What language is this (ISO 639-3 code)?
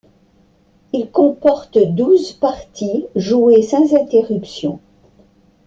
fra